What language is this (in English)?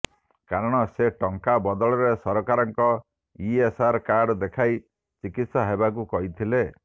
Odia